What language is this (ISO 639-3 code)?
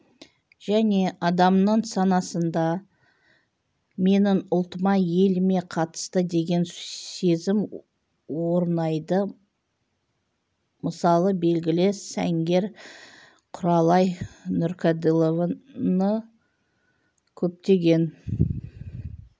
kaz